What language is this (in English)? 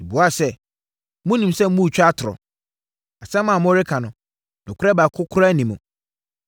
Akan